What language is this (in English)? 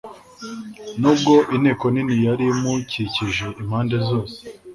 Kinyarwanda